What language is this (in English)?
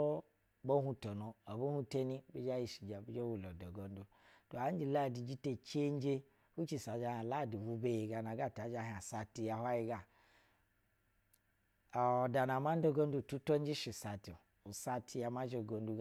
Basa (Nigeria)